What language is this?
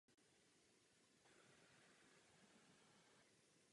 Czech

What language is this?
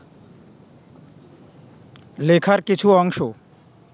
Bangla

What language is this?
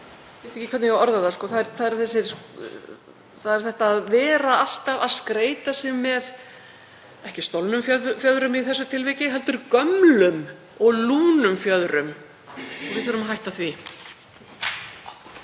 Icelandic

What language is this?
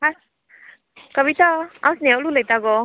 Konkani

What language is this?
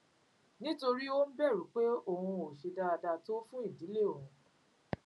Yoruba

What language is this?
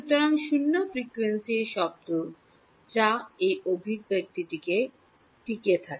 Bangla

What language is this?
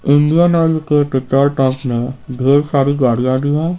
Hindi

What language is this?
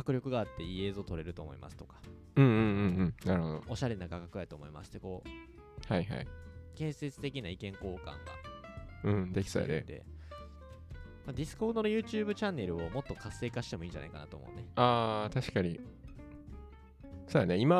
Japanese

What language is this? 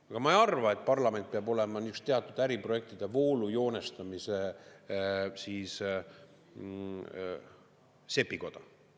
Estonian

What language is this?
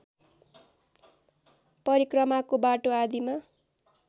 Nepali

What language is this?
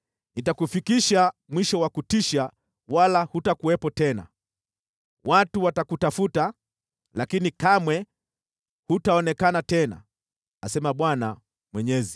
Swahili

